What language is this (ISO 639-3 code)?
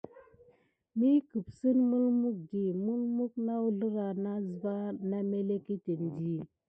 gid